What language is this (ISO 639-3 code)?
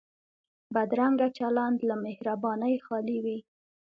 pus